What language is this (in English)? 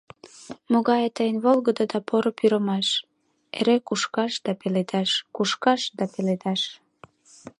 Mari